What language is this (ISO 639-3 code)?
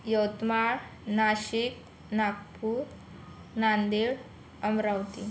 mar